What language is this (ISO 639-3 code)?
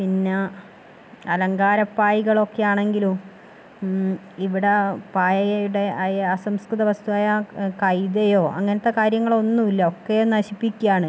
mal